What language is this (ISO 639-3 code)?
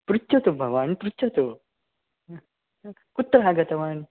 san